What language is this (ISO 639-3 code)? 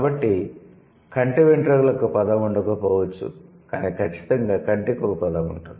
tel